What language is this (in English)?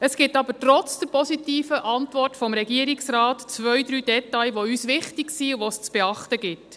Swiss German